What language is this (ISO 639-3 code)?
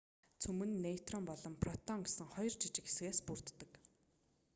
mon